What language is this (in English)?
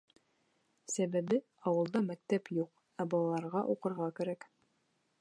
Bashkir